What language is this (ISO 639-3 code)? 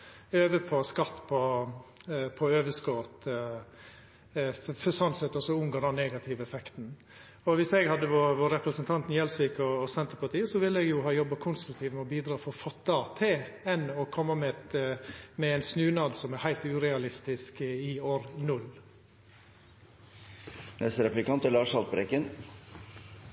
nno